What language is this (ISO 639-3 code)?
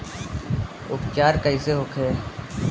bho